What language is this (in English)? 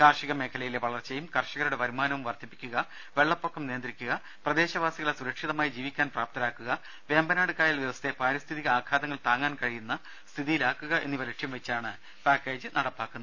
Malayalam